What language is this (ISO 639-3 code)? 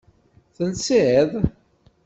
kab